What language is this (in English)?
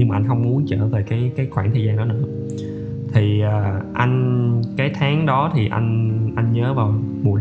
Vietnamese